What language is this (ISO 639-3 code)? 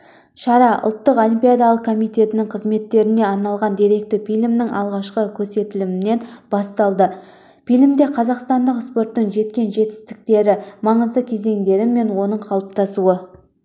kaz